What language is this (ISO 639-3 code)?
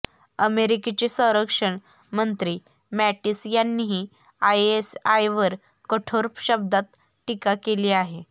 mar